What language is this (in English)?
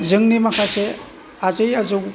Bodo